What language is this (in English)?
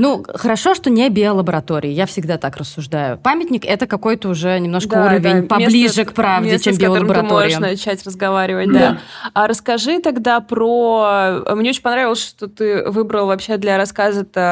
Russian